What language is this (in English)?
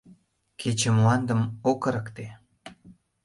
Mari